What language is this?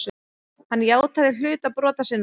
Icelandic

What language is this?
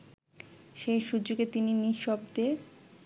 Bangla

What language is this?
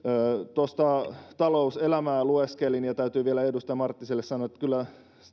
Finnish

